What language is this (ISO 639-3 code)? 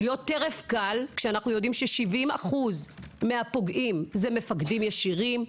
heb